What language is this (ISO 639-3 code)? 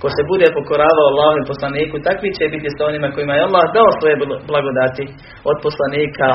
hrv